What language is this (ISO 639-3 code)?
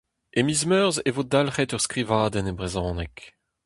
bre